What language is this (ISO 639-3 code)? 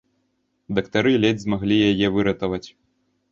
bel